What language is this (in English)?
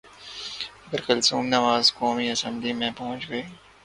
Urdu